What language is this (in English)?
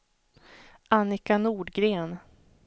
Swedish